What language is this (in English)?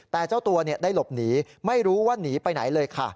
Thai